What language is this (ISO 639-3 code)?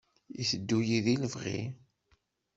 kab